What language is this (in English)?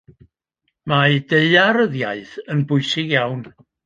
Welsh